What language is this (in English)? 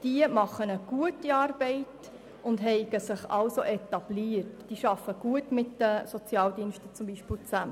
Swiss German